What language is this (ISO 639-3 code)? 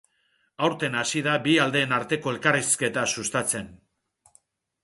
eus